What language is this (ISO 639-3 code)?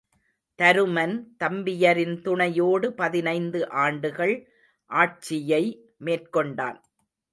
tam